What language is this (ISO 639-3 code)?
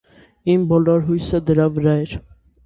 hye